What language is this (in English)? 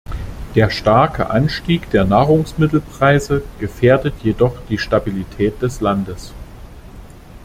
German